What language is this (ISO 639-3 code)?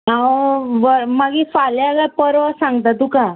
kok